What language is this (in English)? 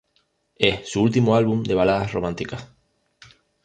Spanish